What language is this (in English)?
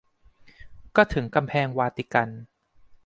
Thai